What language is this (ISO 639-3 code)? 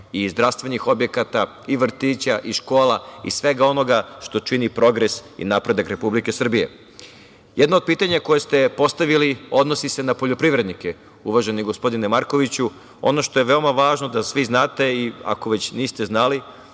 srp